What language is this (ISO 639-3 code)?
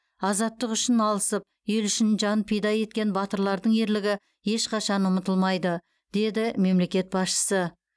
kaz